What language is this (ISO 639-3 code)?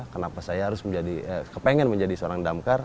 ind